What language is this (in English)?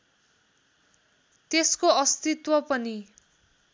Nepali